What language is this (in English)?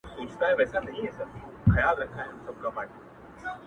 Pashto